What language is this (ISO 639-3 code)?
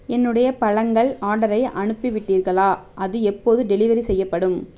tam